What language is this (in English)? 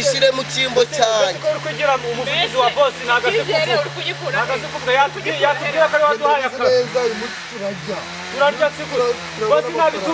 Romanian